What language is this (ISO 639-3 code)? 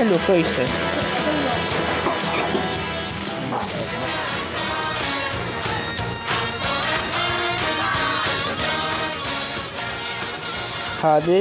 ara